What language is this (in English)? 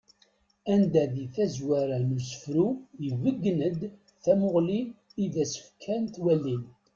Kabyle